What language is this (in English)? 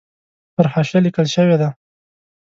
Pashto